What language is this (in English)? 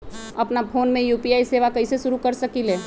Magahi